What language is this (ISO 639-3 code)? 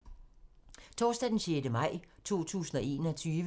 dan